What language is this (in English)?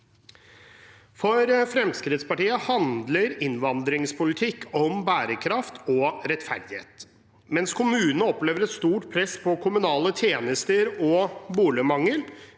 Norwegian